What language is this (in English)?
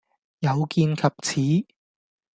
Cantonese